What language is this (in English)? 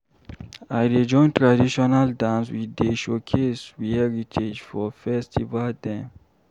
Nigerian Pidgin